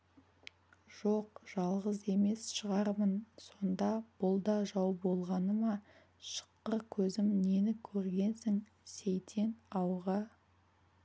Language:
Kazakh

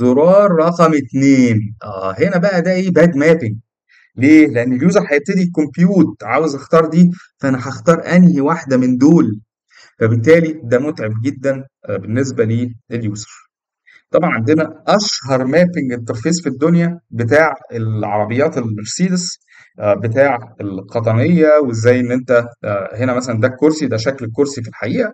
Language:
Arabic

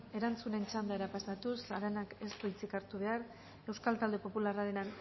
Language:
Basque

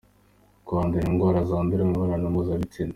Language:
Kinyarwanda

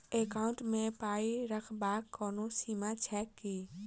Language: Maithili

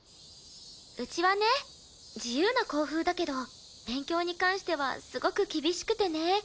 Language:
Japanese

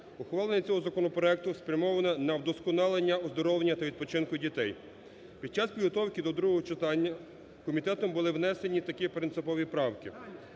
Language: Ukrainian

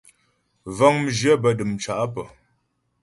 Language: Ghomala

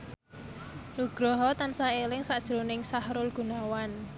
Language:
Javanese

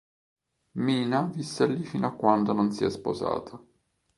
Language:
Italian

